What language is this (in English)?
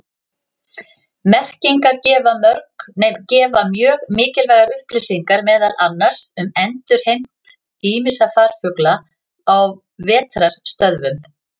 Icelandic